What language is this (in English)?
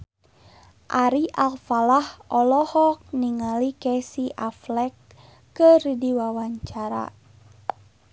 Sundanese